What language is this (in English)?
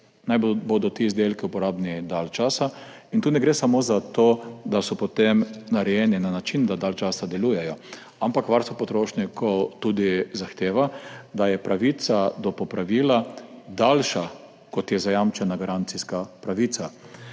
Slovenian